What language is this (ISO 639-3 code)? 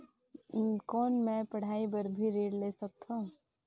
hne